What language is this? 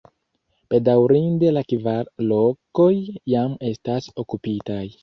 Esperanto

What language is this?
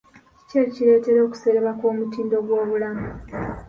Ganda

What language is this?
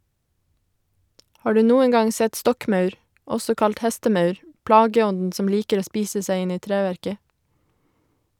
Norwegian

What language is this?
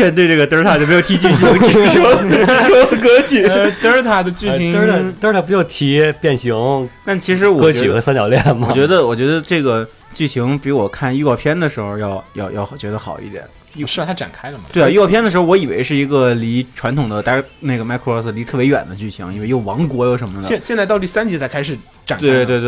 Chinese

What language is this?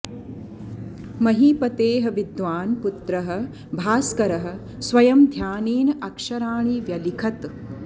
Sanskrit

